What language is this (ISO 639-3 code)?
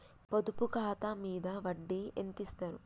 tel